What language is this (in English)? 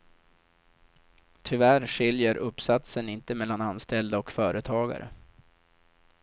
Swedish